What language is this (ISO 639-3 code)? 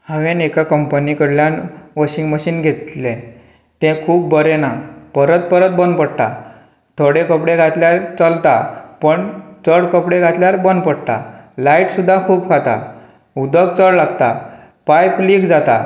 kok